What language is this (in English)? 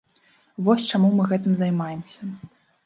Belarusian